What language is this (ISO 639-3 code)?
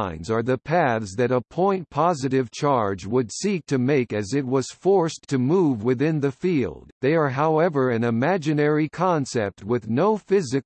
eng